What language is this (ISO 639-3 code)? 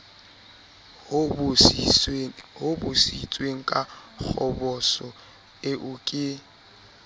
sot